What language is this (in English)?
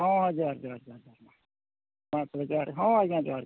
Santali